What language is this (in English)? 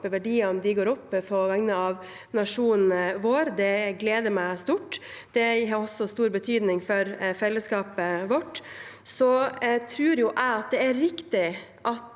Norwegian